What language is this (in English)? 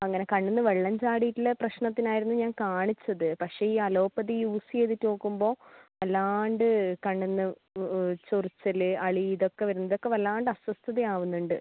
Malayalam